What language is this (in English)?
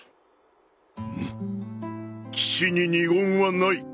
Japanese